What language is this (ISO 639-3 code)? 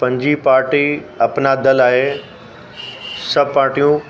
snd